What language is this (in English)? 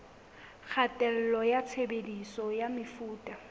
Southern Sotho